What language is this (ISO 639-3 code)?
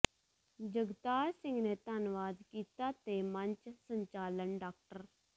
pan